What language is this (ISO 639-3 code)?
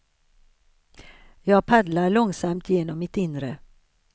swe